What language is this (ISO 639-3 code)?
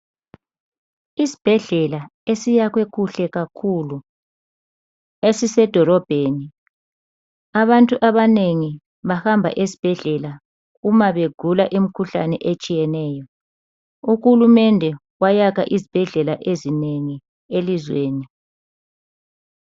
nde